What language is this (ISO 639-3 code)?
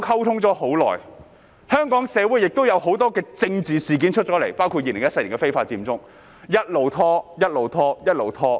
yue